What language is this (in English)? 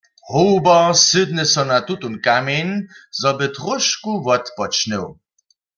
Upper Sorbian